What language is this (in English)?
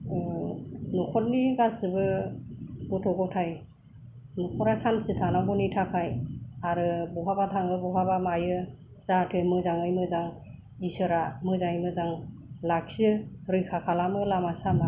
Bodo